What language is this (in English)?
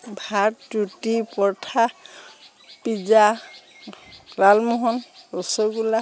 Assamese